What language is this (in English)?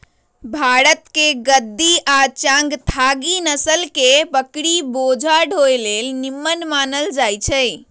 Magahi